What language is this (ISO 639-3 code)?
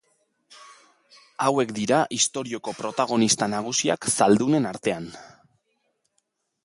eus